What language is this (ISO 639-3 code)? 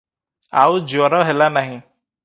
ori